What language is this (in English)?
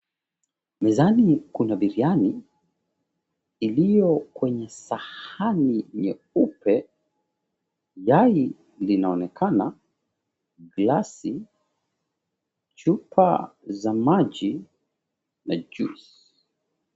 Swahili